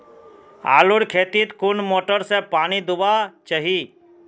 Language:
Magahi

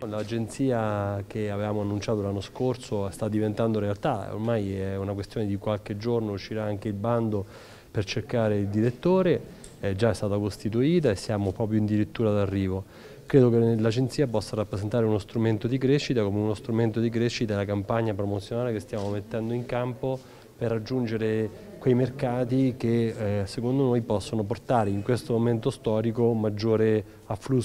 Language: Italian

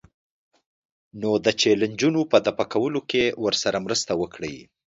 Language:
Pashto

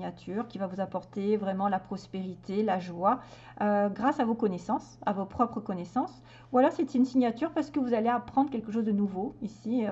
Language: French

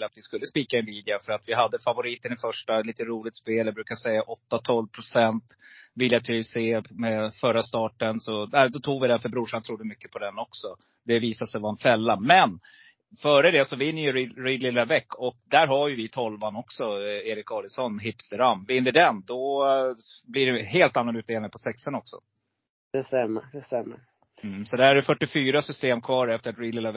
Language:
Swedish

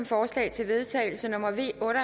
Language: Danish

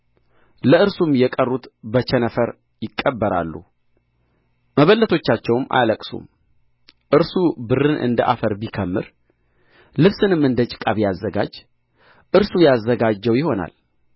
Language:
Amharic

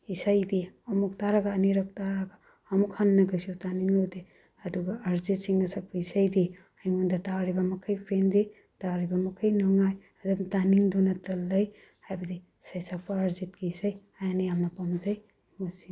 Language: Manipuri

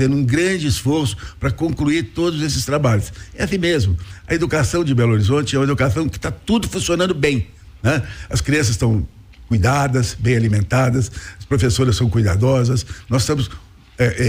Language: Portuguese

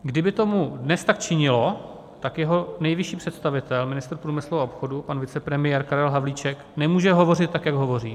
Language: Czech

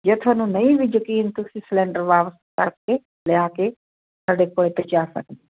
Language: Punjabi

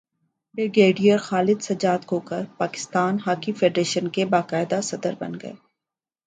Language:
Urdu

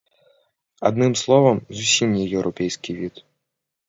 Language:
Belarusian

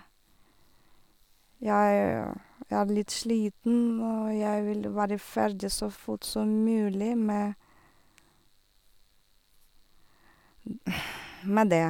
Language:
Norwegian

